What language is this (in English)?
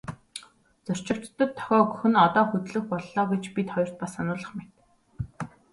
Mongolian